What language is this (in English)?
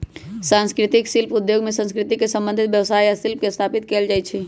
Magahi